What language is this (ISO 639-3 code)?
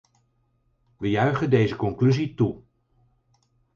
nld